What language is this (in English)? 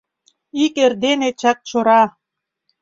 Mari